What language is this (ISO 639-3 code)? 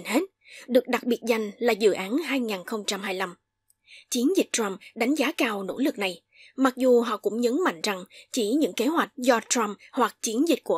vie